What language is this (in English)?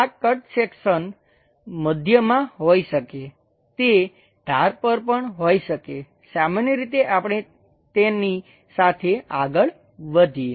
Gujarati